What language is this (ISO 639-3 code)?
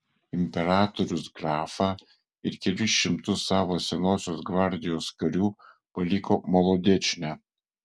lit